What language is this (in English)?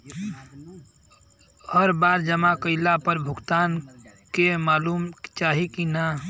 Bhojpuri